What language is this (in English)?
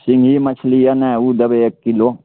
Maithili